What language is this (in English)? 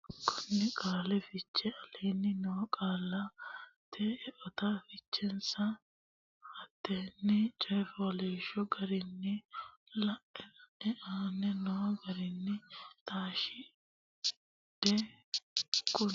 Sidamo